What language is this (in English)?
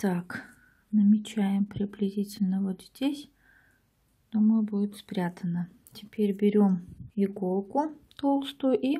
Russian